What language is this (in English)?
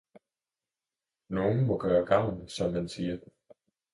Danish